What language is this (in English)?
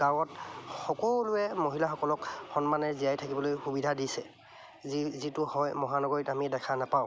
Assamese